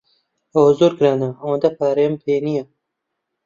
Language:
Central Kurdish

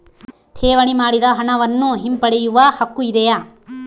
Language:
Kannada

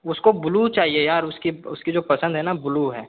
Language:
Hindi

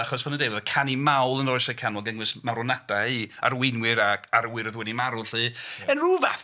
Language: Welsh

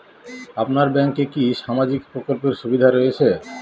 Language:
Bangla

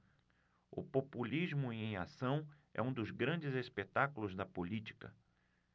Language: Portuguese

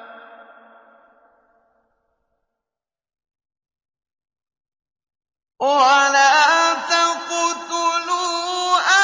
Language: Arabic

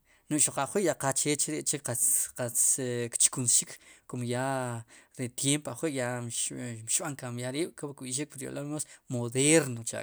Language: Sipacapense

